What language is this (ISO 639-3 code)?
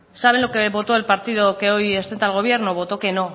spa